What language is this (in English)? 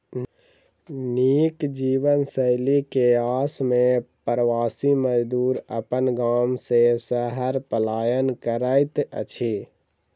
Maithili